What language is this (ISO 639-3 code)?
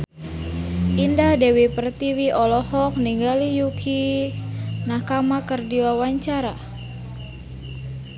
sun